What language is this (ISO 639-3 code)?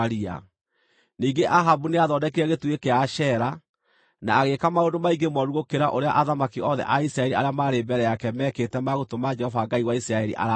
kik